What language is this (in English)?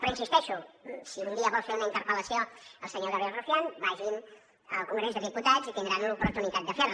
Catalan